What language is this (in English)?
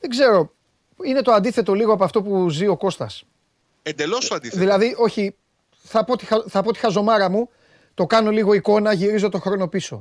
Greek